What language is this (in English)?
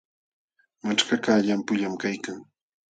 Jauja Wanca Quechua